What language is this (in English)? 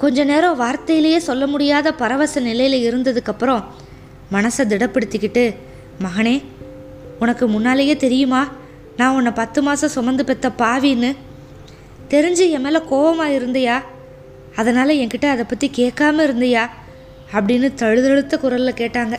Tamil